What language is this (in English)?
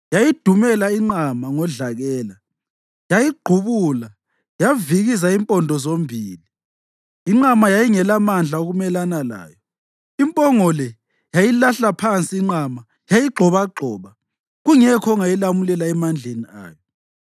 North Ndebele